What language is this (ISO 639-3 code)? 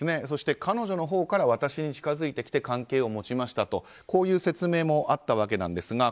jpn